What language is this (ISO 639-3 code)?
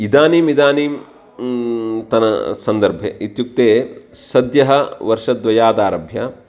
san